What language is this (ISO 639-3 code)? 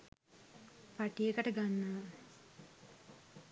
sin